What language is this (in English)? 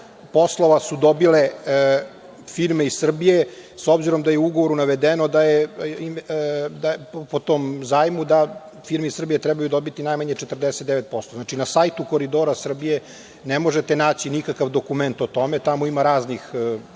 Serbian